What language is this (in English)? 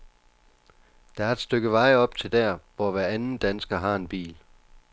Danish